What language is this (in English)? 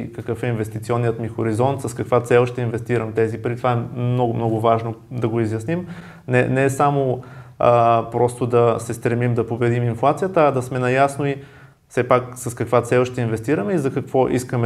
Bulgarian